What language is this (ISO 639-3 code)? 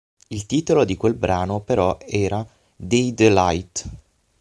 ita